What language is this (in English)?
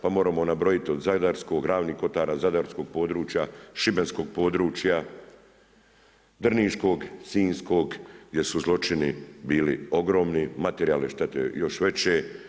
Croatian